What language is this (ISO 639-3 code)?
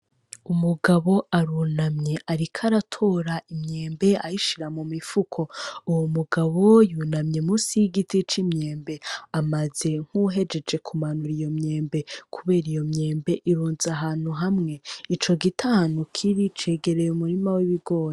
run